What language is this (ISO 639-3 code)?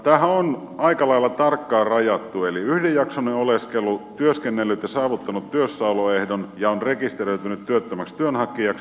fin